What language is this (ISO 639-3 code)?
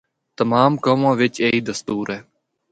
hno